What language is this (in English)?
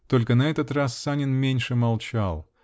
Russian